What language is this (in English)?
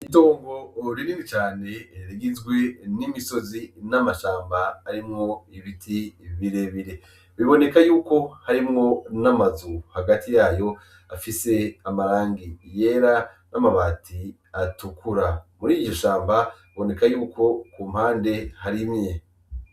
Rundi